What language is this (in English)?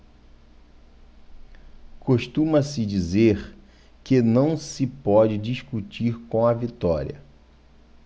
Portuguese